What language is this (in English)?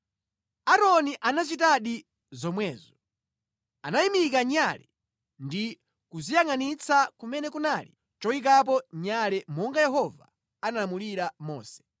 Nyanja